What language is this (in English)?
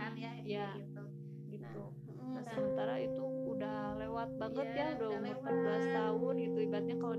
Indonesian